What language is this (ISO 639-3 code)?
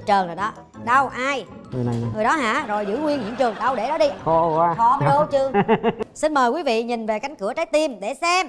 vie